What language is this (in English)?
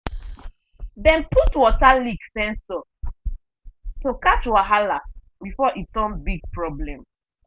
Nigerian Pidgin